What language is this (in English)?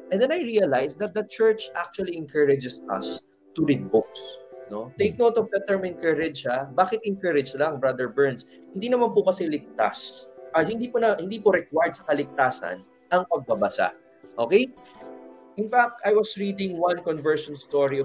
Filipino